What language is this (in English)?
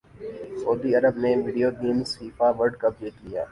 Urdu